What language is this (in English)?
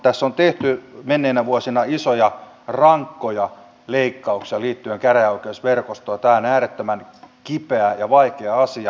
Finnish